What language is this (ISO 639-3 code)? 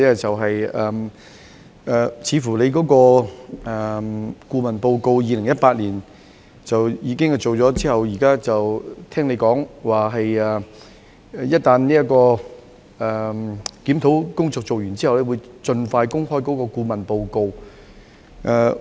yue